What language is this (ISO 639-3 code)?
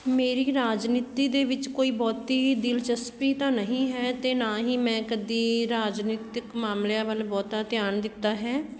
pan